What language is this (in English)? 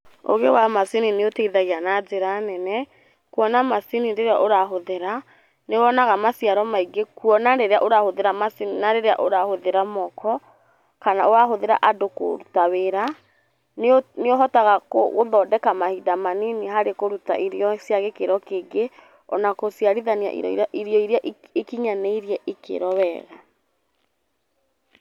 Kikuyu